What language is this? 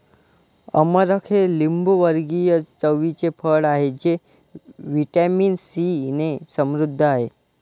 Marathi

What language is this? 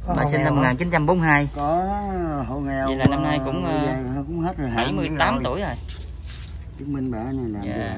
Vietnamese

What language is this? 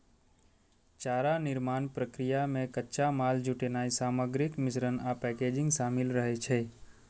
Maithili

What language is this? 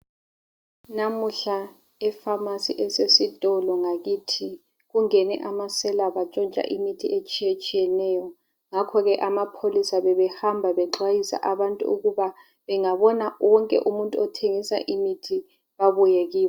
North Ndebele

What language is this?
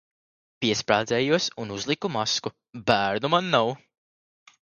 Latvian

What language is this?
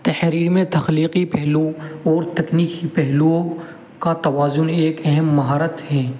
Urdu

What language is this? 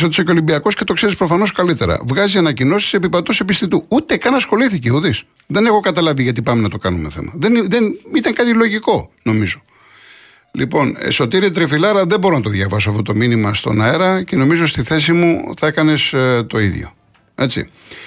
Greek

